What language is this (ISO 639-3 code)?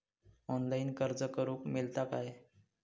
mar